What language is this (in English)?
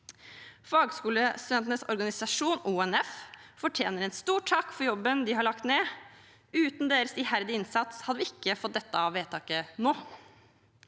Norwegian